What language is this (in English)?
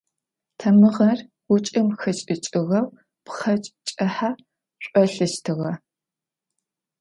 Adyghe